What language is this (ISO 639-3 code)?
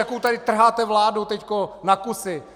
ces